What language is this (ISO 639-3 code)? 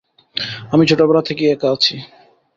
ben